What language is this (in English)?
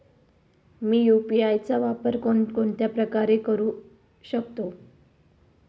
Marathi